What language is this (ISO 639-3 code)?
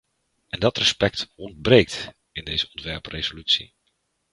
nld